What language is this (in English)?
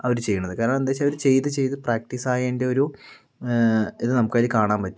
Malayalam